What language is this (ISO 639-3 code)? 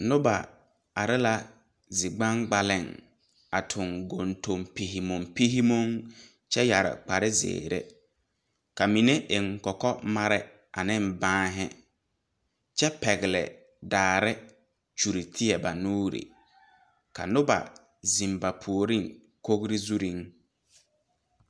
dga